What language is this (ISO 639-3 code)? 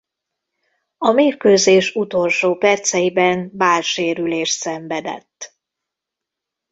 hun